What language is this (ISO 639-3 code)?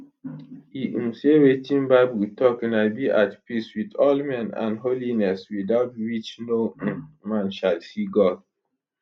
pcm